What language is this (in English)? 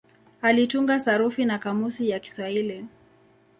Swahili